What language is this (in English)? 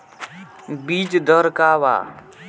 Bhojpuri